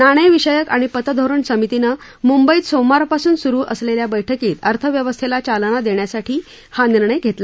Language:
Marathi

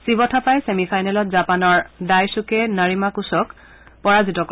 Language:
Assamese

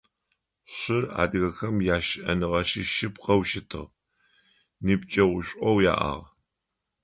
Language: Adyghe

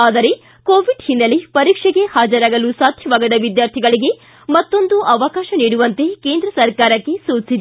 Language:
Kannada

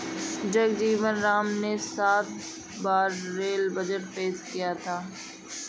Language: Hindi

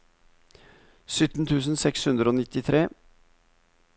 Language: Norwegian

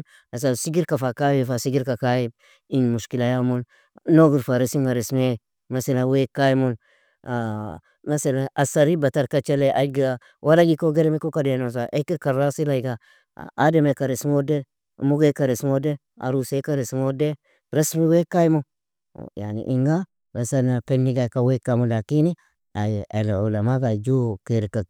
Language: Nobiin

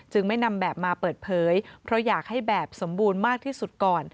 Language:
Thai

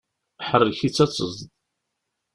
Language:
Kabyle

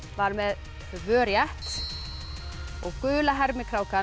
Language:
Icelandic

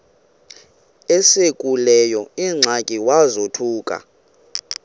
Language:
Xhosa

